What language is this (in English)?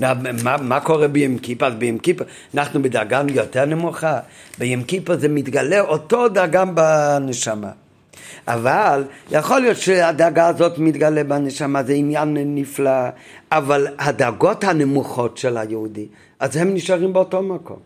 Hebrew